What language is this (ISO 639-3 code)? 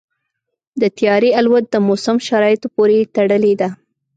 pus